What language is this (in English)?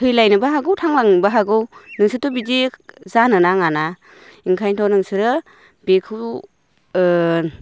Bodo